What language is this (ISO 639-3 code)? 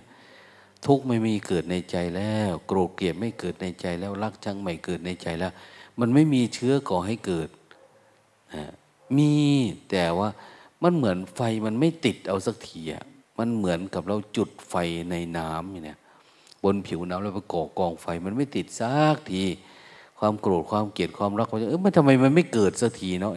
tha